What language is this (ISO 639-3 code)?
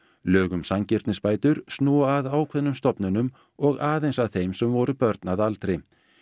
isl